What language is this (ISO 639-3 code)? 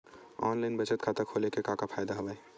hne